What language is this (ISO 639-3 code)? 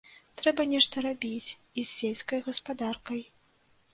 bel